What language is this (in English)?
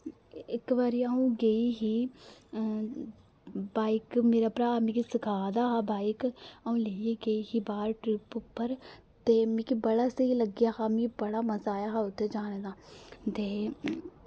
Dogri